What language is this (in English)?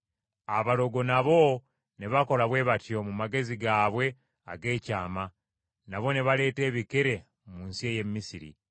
Ganda